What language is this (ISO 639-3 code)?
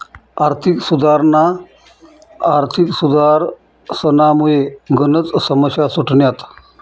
mar